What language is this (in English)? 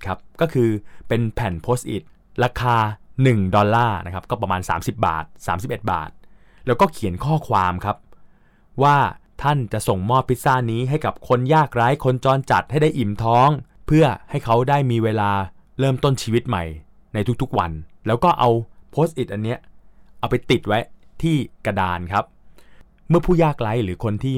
Thai